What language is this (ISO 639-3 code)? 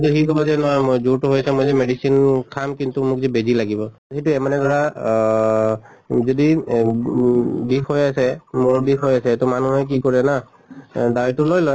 asm